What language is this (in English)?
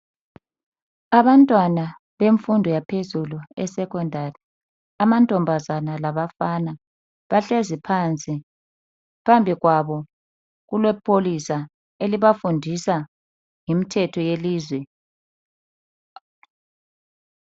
North Ndebele